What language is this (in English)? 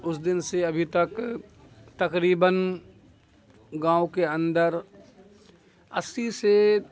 Urdu